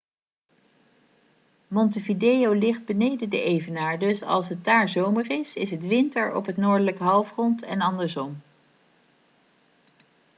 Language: Dutch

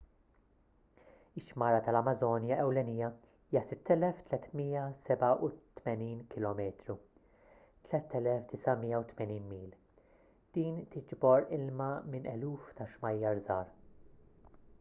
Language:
Maltese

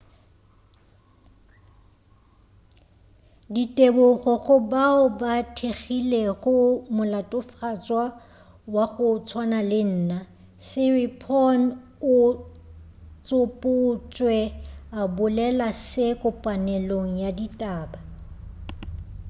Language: Northern Sotho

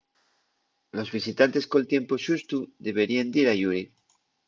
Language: Asturian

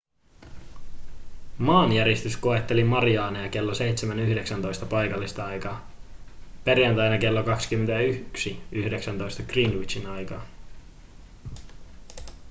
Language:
Finnish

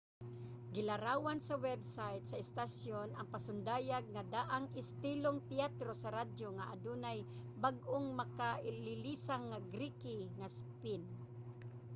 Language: Cebuano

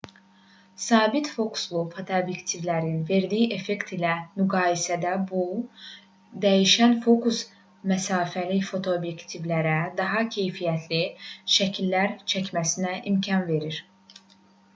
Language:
Azerbaijani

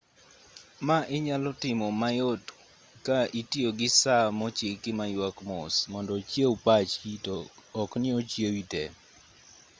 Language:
Luo (Kenya and Tanzania)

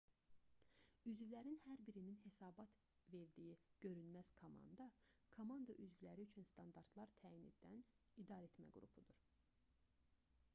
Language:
Azerbaijani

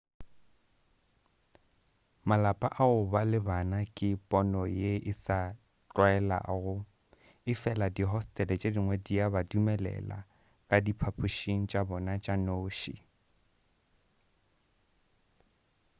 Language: Northern Sotho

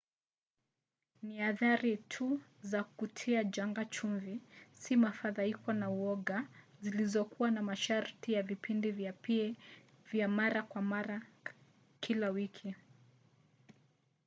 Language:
Swahili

